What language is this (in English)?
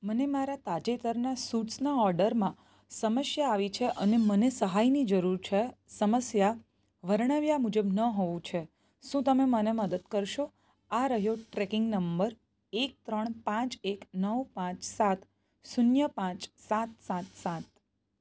Gujarati